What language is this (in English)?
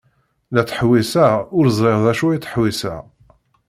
Kabyle